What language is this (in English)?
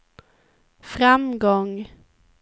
Swedish